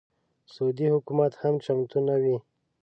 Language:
Pashto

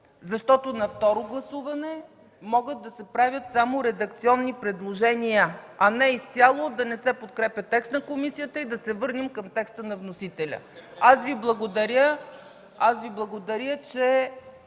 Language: Bulgarian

